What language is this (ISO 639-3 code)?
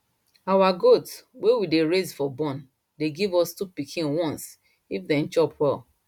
pcm